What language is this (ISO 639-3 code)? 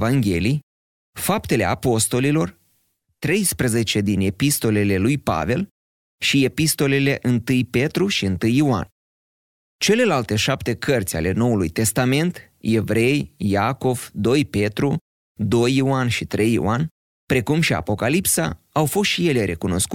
ron